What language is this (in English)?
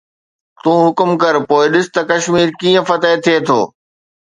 Sindhi